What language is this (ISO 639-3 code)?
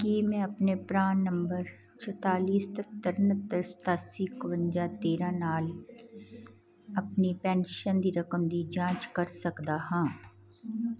pan